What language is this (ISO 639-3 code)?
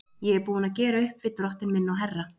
isl